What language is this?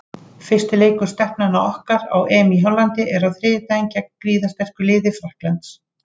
Icelandic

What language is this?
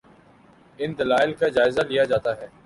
Urdu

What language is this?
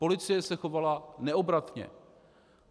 Czech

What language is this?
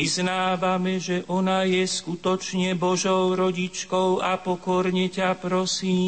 Slovak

